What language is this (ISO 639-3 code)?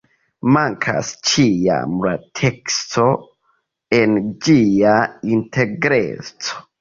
epo